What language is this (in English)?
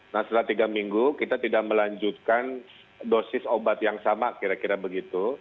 Indonesian